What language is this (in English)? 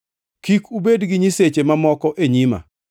Luo (Kenya and Tanzania)